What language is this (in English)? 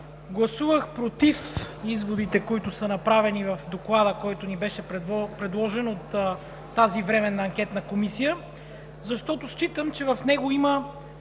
Bulgarian